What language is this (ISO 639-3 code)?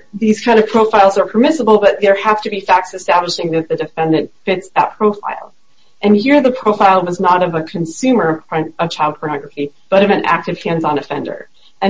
eng